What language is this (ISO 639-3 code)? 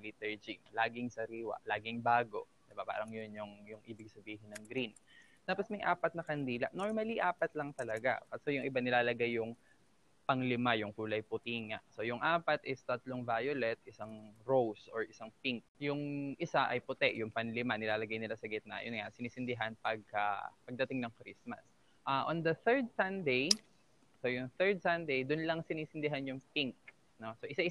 fil